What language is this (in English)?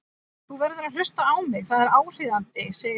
Icelandic